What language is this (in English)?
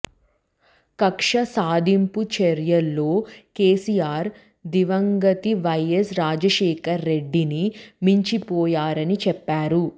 Telugu